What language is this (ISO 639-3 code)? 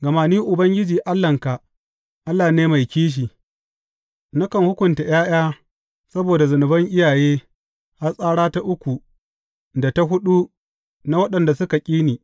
hau